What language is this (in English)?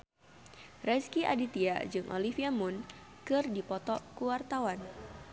Sundanese